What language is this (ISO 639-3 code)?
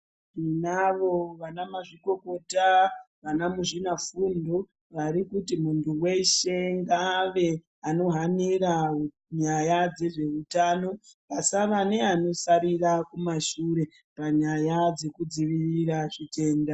ndc